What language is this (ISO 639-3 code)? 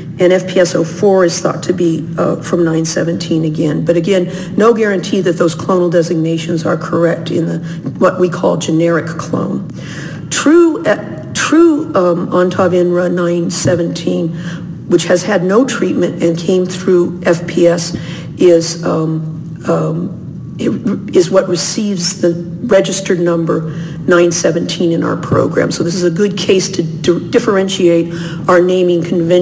eng